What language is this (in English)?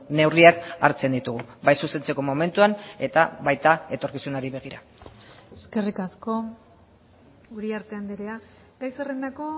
Basque